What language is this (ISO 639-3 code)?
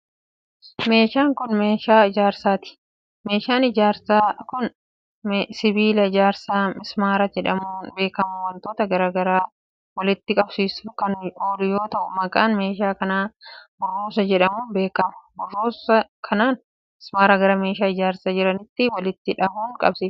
orm